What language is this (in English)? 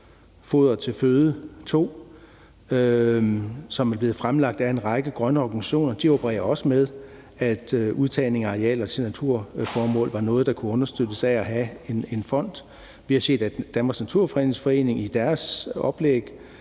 Danish